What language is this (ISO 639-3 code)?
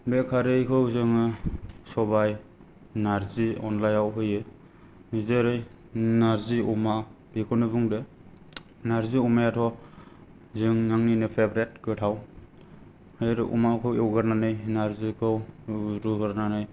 brx